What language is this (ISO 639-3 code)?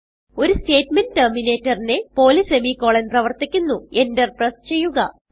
mal